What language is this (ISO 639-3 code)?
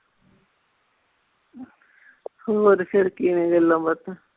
pan